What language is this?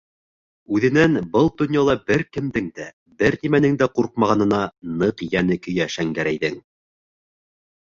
Bashkir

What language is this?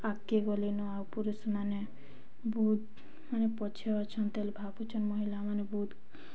Odia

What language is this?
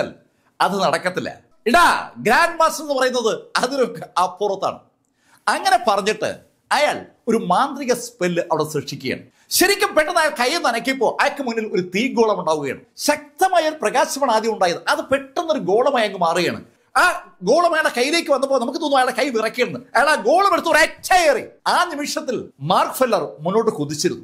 Malayalam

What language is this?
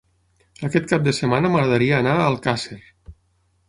Catalan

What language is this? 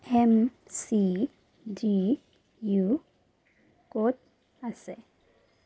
Assamese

